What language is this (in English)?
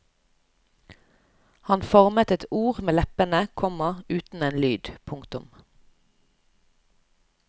Norwegian